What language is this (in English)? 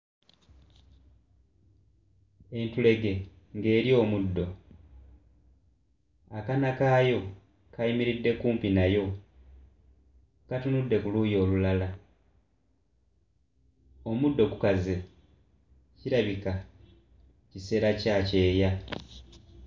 Ganda